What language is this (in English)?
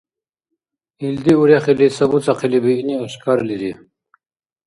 Dargwa